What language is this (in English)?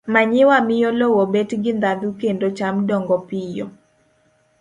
Luo (Kenya and Tanzania)